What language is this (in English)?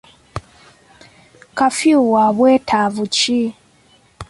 Ganda